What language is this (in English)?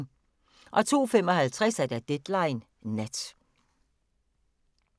Danish